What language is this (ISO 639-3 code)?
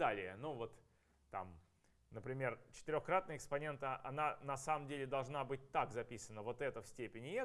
rus